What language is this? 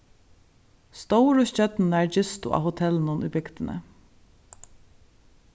Faroese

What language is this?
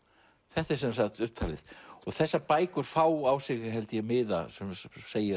Icelandic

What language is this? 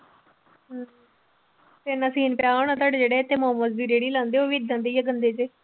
Punjabi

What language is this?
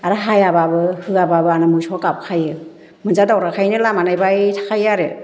Bodo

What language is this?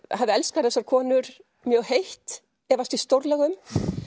Icelandic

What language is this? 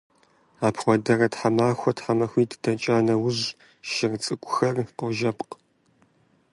Kabardian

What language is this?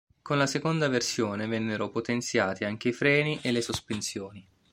Italian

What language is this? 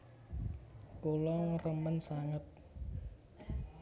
Javanese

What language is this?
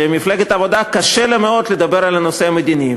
Hebrew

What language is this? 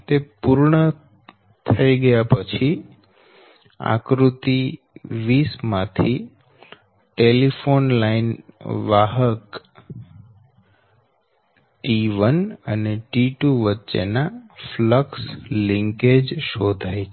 Gujarati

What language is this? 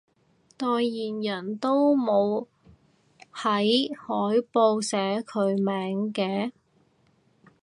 Cantonese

